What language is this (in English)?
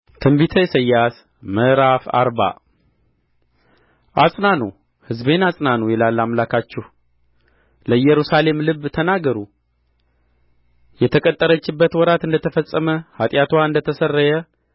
Amharic